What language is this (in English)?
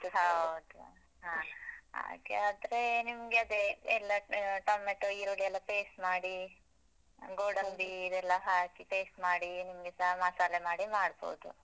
Kannada